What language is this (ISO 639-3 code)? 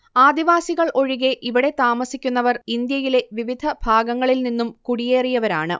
mal